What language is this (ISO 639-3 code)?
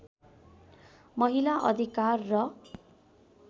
nep